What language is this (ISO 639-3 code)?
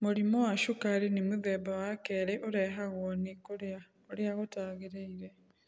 kik